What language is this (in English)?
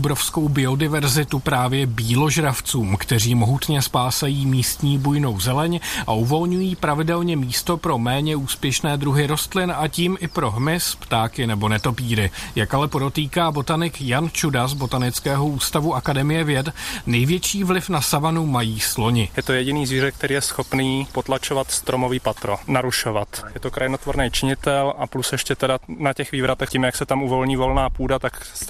Czech